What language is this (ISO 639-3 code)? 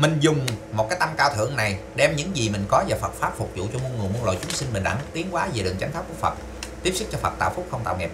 vie